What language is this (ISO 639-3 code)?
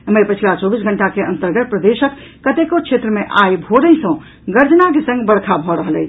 mai